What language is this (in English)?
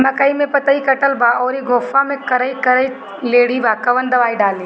Bhojpuri